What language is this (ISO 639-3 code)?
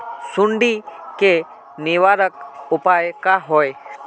mag